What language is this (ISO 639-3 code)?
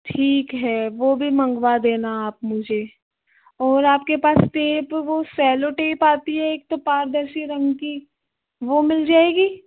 hin